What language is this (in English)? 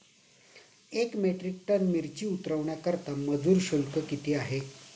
Marathi